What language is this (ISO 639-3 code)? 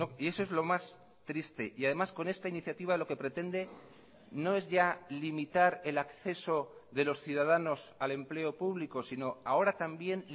spa